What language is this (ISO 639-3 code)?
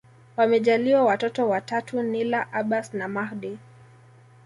swa